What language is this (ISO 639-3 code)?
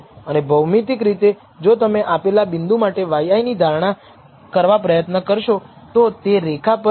guj